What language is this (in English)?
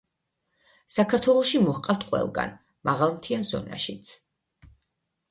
Georgian